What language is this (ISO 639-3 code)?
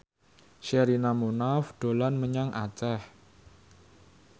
jav